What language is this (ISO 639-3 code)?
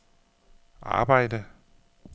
dan